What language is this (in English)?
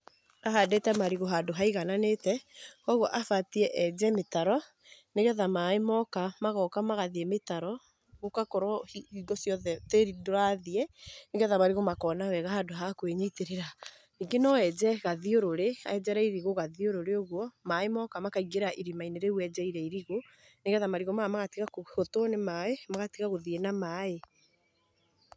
Kikuyu